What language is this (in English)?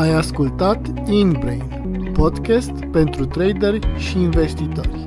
Romanian